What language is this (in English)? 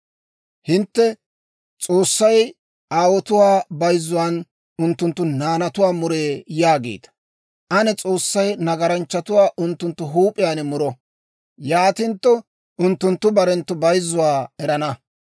Dawro